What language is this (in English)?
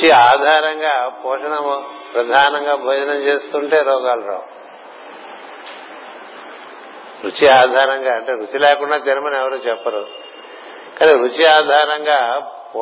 Telugu